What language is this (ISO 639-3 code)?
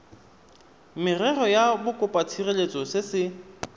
tsn